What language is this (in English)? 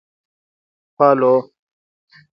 Pashto